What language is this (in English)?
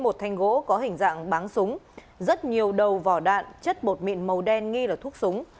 Vietnamese